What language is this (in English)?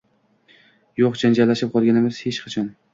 Uzbek